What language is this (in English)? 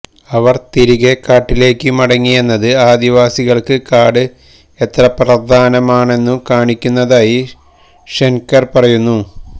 Malayalam